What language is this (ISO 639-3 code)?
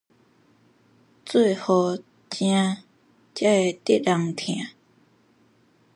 nan